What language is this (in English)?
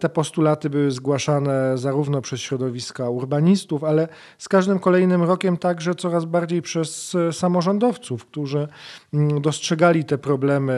Polish